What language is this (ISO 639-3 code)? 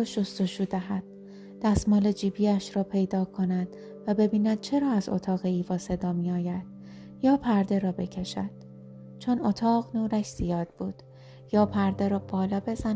fas